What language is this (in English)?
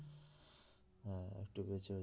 Bangla